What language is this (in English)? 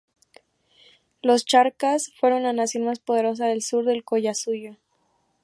Spanish